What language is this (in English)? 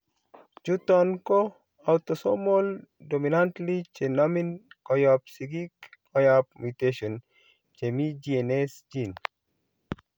Kalenjin